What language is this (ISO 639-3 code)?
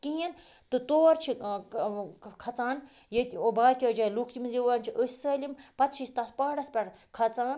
kas